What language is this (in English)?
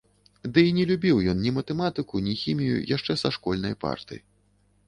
Belarusian